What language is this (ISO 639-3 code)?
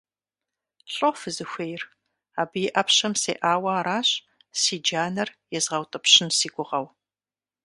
kbd